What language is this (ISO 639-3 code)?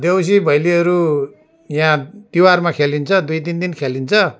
nep